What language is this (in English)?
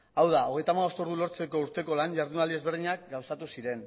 Basque